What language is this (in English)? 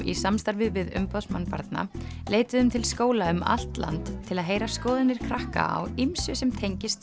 Icelandic